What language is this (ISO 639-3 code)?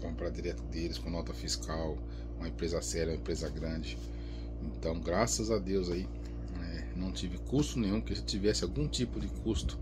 por